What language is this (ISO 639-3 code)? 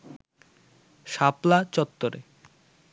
ben